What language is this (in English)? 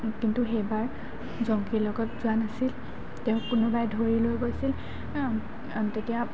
Assamese